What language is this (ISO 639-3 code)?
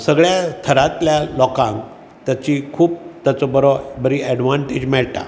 kok